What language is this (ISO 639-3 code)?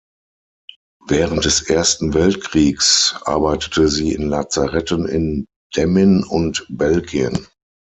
deu